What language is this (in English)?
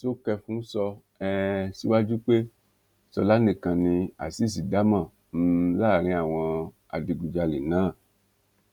Yoruba